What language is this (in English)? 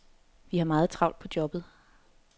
Danish